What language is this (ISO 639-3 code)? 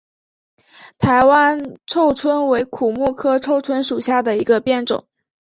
zho